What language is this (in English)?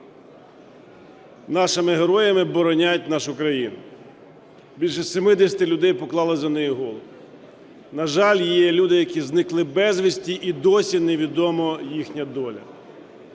Ukrainian